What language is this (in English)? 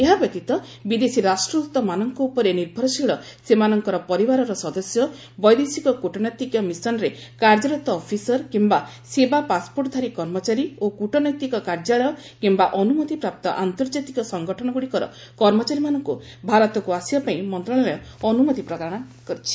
Odia